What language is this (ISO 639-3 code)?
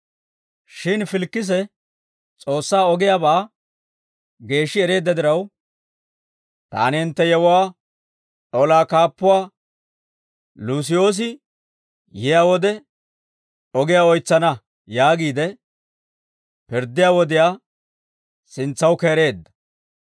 dwr